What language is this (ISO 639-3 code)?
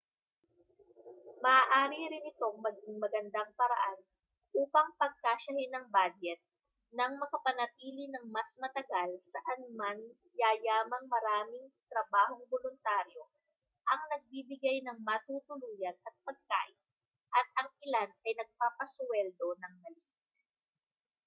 fil